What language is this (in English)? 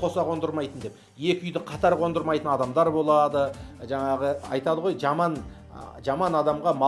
Turkish